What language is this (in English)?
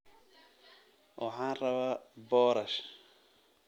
Somali